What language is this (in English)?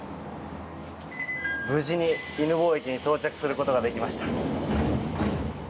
Japanese